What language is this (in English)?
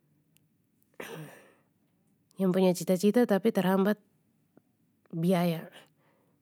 Papuan Malay